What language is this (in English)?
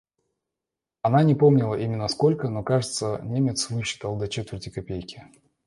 Russian